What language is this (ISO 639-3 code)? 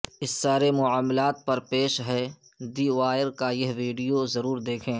urd